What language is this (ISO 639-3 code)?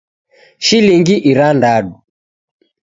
dav